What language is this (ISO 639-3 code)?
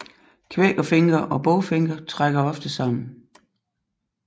dan